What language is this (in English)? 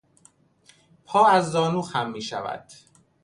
Persian